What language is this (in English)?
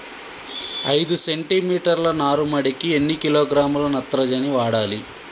Telugu